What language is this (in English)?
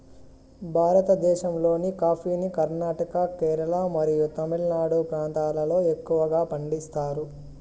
Telugu